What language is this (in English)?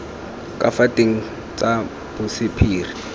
Tswana